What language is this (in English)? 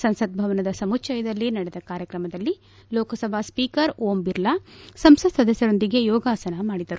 Kannada